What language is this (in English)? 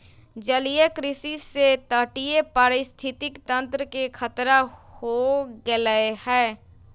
Magahi